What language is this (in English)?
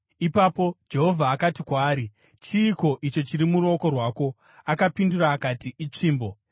Shona